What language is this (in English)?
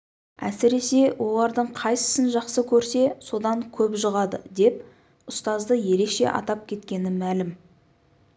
Kazakh